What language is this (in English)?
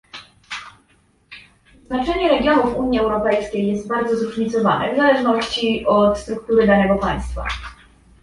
Polish